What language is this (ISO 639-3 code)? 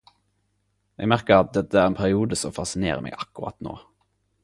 nno